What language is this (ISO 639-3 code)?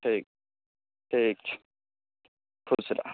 mai